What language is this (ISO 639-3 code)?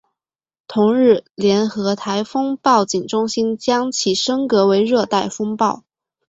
zho